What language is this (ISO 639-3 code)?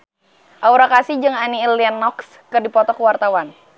sun